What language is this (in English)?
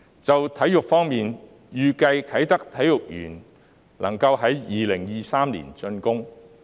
Cantonese